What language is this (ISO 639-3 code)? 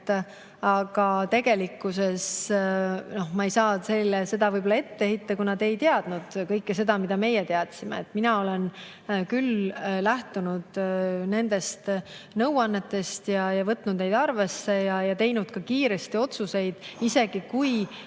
est